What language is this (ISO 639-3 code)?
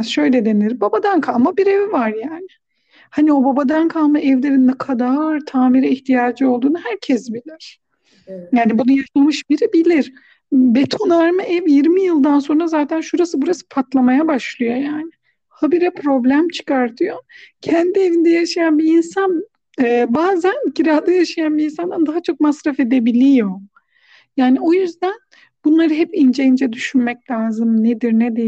tur